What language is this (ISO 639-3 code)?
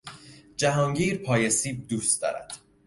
fas